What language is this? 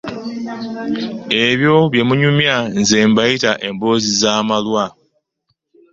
Ganda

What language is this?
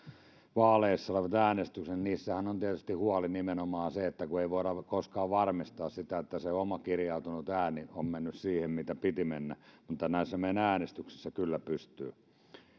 Finnish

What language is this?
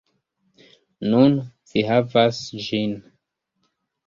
Esperanto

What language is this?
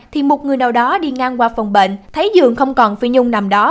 Vietnamese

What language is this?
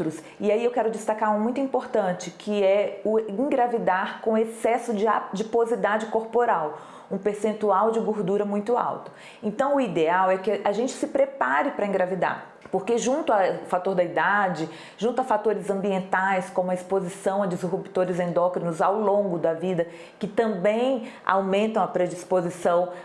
Portuguese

